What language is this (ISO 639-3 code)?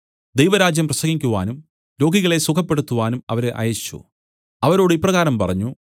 mal